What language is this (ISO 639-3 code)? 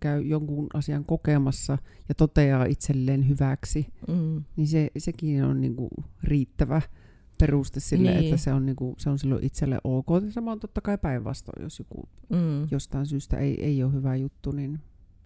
fin